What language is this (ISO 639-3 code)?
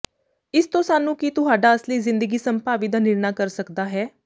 pan